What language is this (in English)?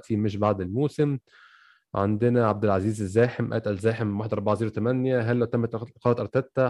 Arabic